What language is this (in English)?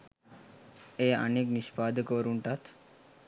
Sinhala